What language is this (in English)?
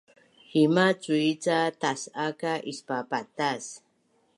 Bunun